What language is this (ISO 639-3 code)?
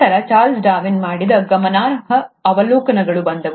kan